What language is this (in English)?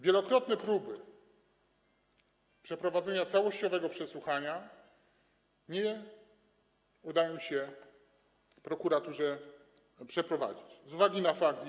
Polish